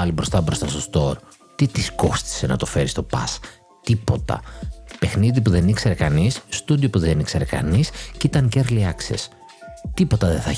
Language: Greek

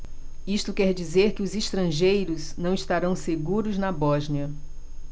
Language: Portuguese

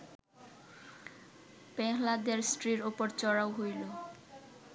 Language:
Bangla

